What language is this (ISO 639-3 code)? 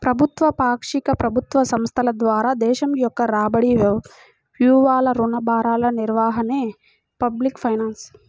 tel